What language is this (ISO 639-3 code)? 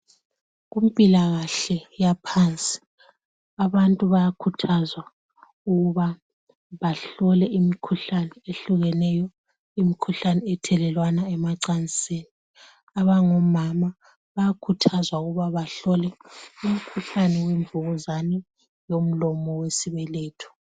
nde